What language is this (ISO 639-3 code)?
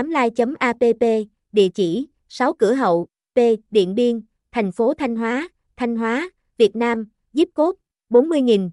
vie